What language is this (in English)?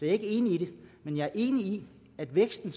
Danish